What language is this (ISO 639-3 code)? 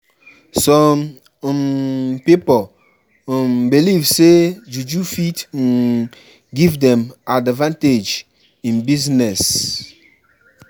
pcm